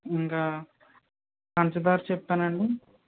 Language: Telugu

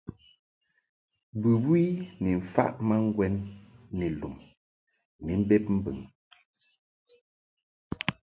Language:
Mungaka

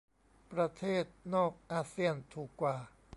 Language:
Thai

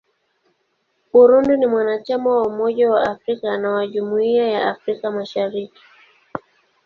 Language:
Swahili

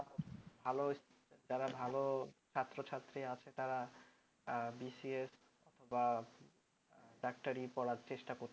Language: Bangla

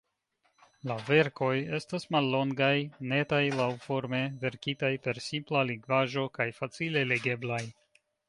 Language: Esperanto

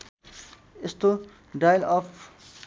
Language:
Nepali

